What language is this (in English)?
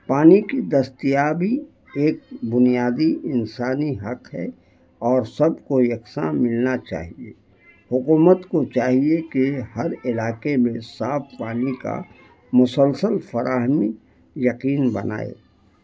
Urdu